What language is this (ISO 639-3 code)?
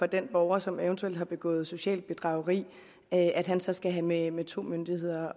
dan